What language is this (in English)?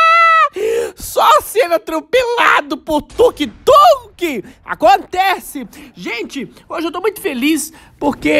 Portuguese